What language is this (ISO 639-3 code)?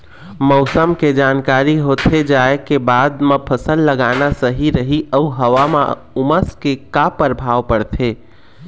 hne